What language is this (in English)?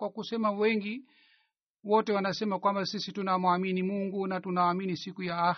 Swahili